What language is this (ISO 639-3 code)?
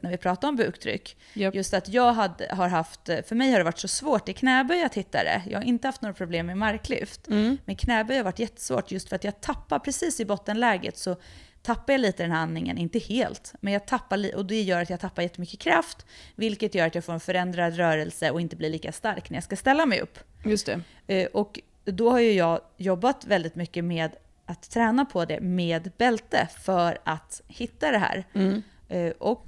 swe